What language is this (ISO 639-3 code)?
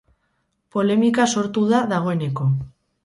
eus